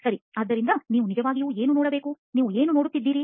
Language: Kannada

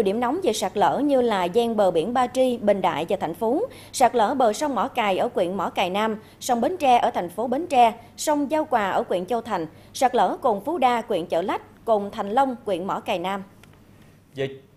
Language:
Vietnamese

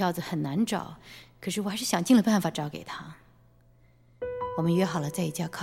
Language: Chinese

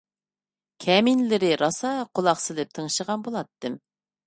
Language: Uyghur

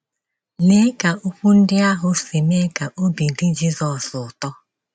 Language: Igbo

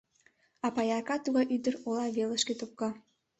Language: Mari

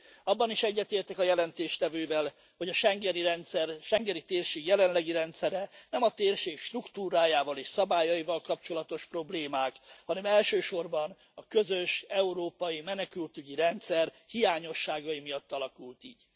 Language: Hungarian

